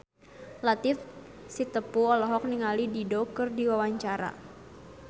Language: Sundanese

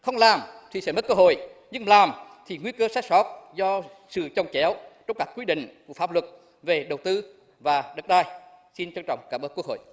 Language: Vietnamese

